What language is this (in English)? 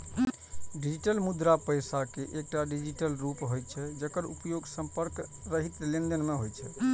Maithili